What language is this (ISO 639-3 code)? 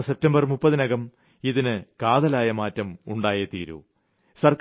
mal